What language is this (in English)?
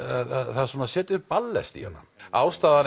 Icelandic